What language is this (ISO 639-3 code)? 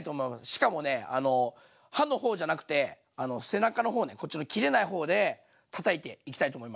jpn